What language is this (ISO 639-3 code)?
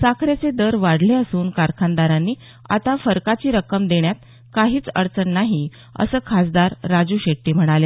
mar